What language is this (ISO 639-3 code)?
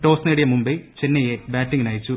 mal